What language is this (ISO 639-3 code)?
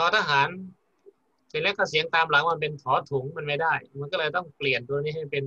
tha